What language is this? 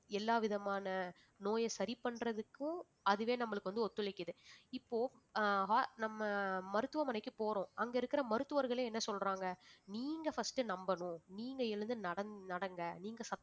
Tamil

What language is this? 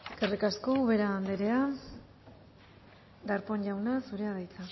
Basque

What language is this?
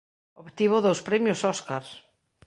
Galician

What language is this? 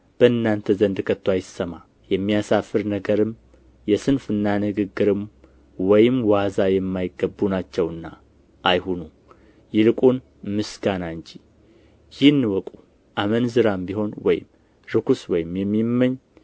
Amharic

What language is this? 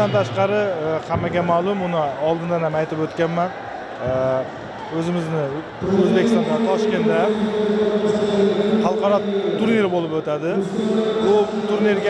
Turkish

